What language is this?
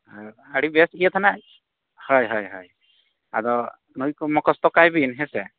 Santali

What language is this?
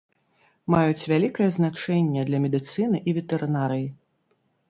Belarusian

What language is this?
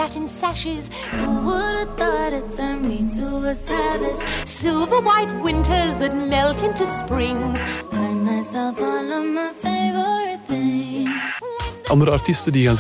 Dutch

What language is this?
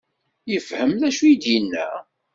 Kabyle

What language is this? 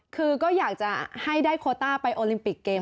Thai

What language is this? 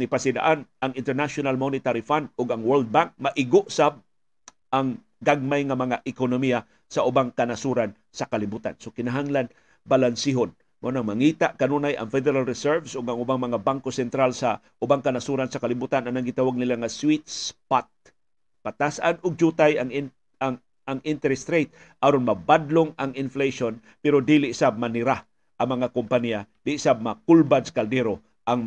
Filipino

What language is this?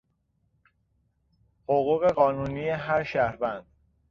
Persian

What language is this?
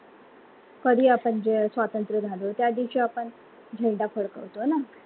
Marathi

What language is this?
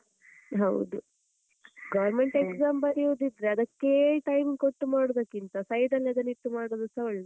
Kannada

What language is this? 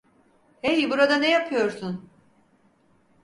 Turkish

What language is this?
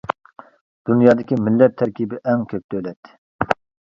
Uyghur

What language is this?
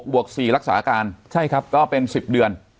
Thai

